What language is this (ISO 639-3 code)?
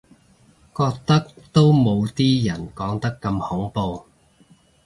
yue